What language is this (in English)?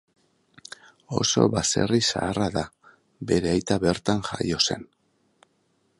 Basque